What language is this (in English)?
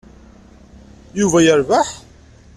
Kabyle